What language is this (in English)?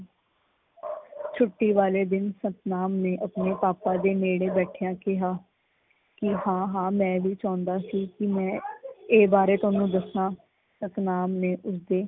Punjabi